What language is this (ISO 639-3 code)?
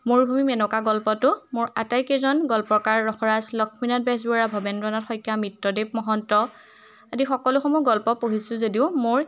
asm